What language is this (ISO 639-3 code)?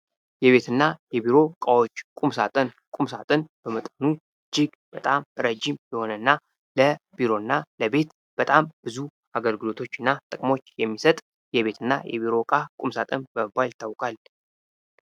amh